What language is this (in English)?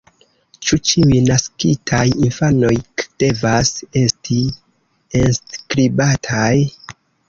Esperanto